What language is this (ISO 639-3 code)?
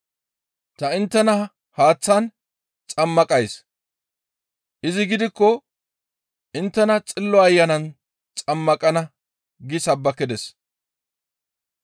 gmv